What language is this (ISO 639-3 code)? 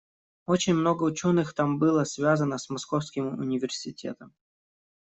rus